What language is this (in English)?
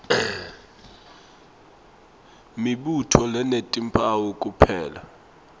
Swati